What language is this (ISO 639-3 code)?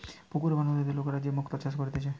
ben